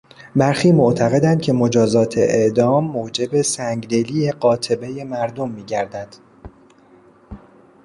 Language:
Persian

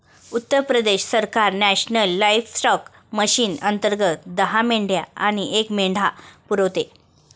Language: Marathi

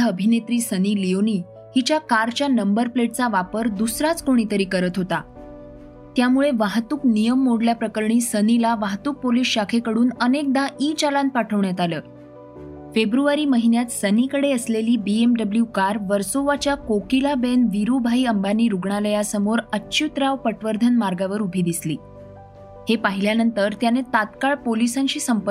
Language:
Marathi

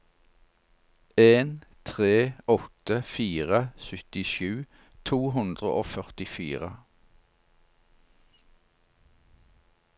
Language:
Norwegian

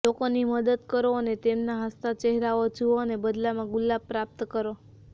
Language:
Gujarati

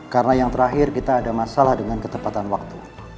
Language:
Indonesian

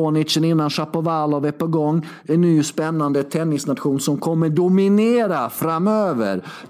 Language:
Swedish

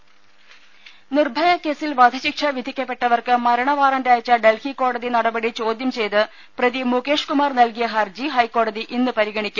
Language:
Malayalam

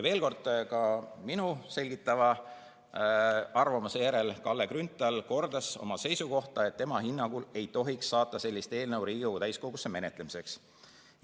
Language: Estonian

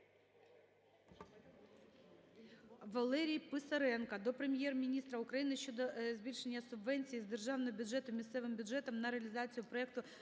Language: Ukrainian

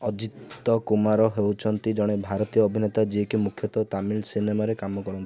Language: Odia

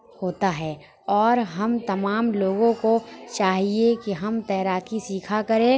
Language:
Urdu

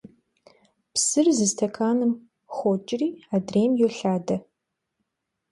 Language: Kabardian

